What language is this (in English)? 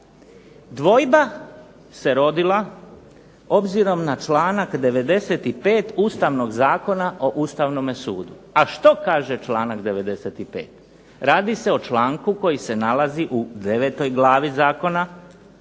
Croatian